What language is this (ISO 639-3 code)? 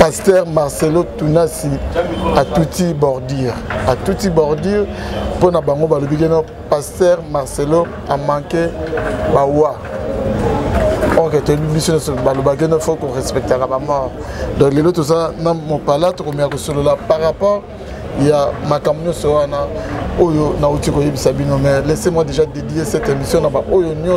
fra